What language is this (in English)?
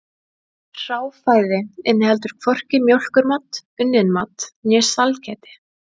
Icelandic